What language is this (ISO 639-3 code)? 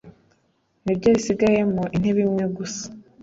kin